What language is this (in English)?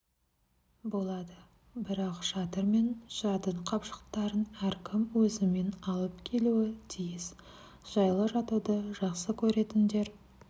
Kazakh